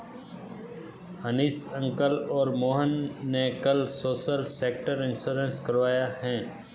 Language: Hindi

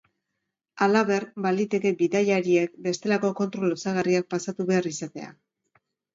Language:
Basque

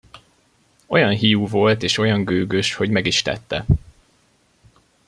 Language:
Hungarian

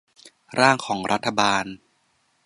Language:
Thai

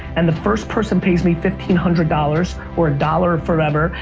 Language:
English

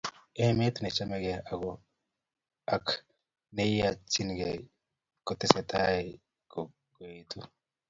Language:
Kalenjin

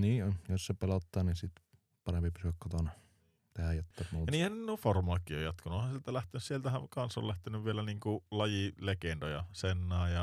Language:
Finnish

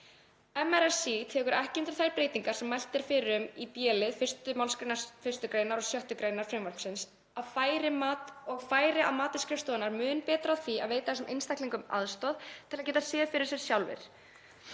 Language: Icelandic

